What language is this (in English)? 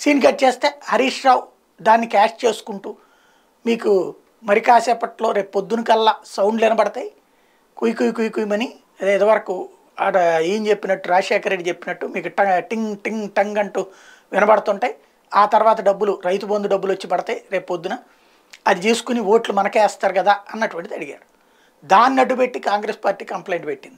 Hindi